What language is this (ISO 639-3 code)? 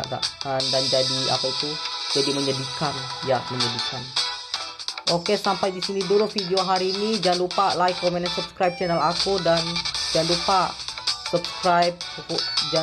ind